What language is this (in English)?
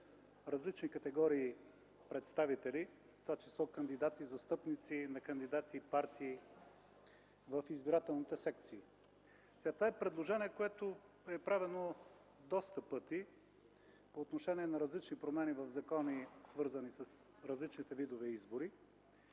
Bulgarian